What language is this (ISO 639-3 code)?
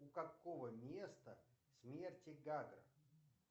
rus